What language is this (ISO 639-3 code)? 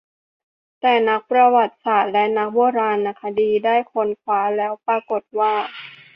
tha